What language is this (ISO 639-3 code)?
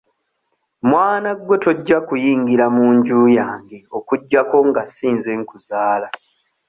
lug